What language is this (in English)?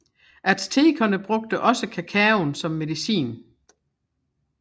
Danish